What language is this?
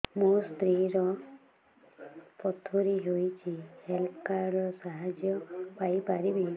Odia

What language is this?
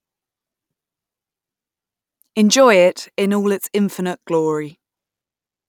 English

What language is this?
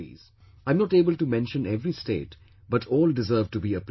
English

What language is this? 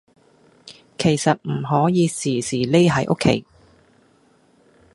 Cantonese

